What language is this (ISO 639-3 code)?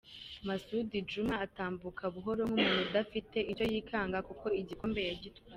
kin